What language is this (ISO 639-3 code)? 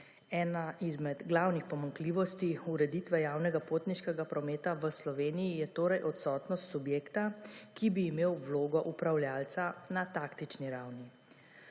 slv